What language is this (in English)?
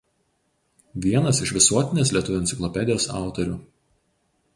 Lithuanian